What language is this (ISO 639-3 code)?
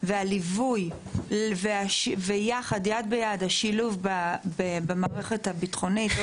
heb